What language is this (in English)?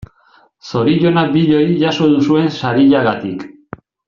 Basque